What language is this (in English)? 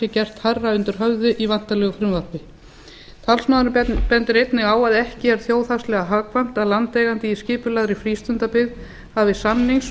Icelandic